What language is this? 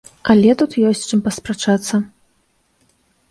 Belarusian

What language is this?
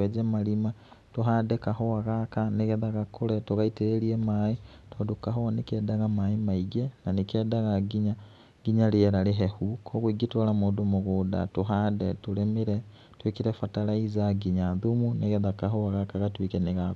Kikuyu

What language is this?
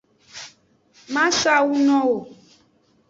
Aja (Benin)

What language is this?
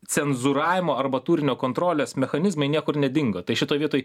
Lithuanian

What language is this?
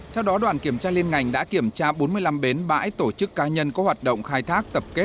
Vietnamese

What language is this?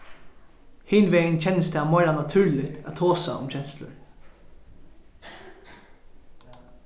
Faroese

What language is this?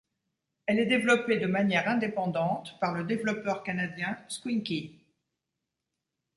French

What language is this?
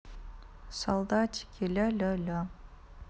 Russian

